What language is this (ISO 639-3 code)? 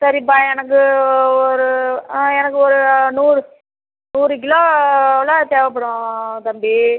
tam